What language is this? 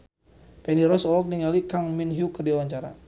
Sundanese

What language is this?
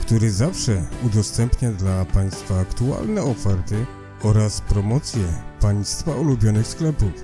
Polish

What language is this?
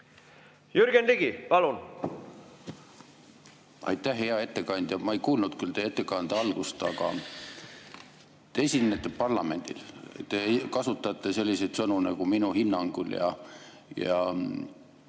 Estonian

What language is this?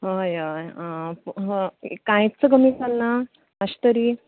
Konkani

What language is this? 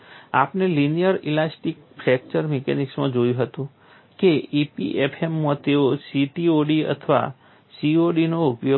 Gujarati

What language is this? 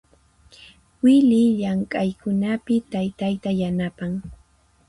Puno Quechua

